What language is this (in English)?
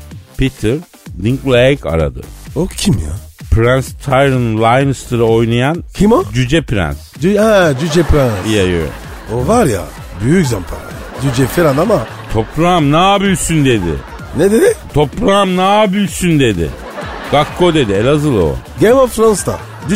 Turkish